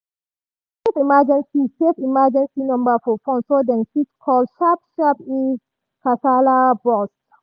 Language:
Nigerian Pidgin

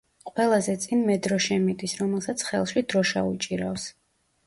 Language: Georgian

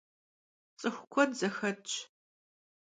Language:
Kabardian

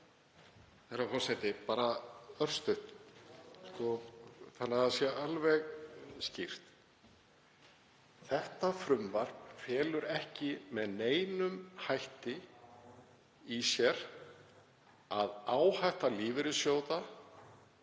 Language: Icelandic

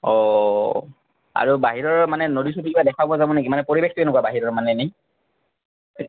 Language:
Assamese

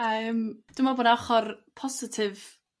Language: Welsh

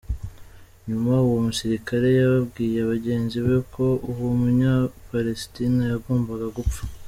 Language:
Kinyarwanda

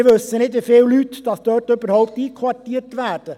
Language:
Swiss German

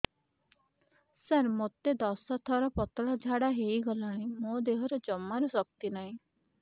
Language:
Odia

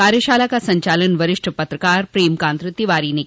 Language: Hindi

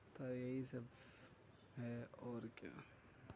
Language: Urdu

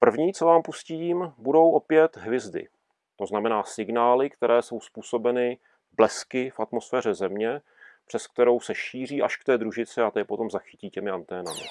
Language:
Czech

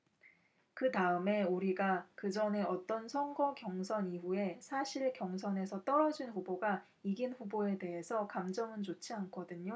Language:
Korean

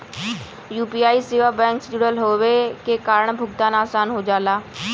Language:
Bhojpuri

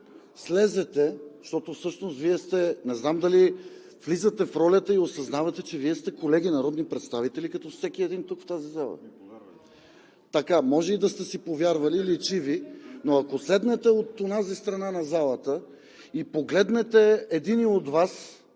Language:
Bulgarian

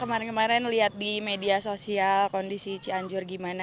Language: Indonesian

